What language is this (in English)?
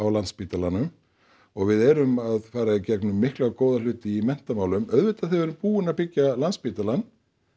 Icelandic